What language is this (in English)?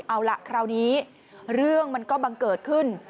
Thai